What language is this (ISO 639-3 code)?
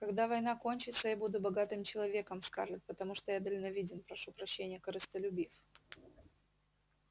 rus